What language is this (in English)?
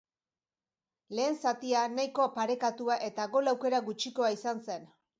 Basque